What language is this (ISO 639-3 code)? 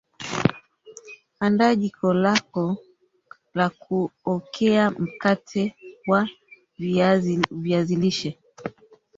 swa